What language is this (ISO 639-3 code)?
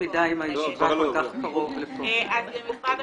heb